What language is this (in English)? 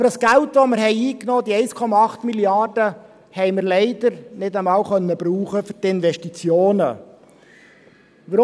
Swiss German